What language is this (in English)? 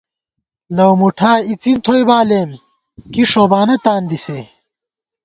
Gawar-Bati